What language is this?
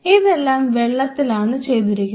Malayalam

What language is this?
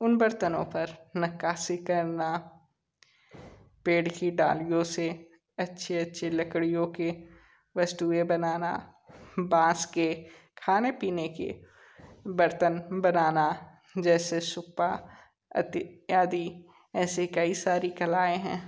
Hindi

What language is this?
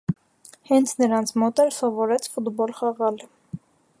Armenian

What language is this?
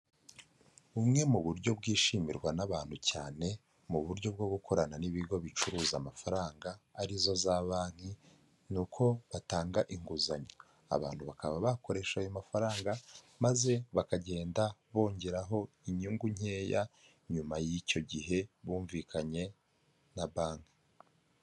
Kinyarwanda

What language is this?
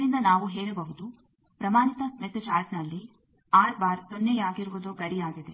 Kannada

